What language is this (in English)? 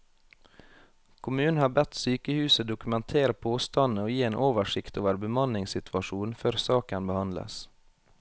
Norwegian